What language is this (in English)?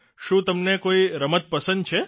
Gujarati